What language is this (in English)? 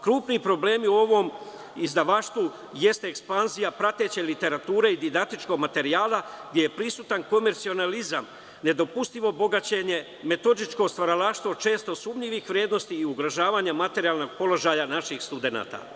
Serbian